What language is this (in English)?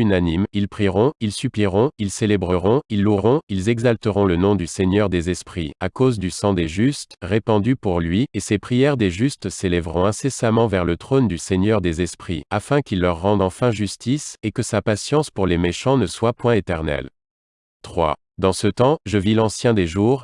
French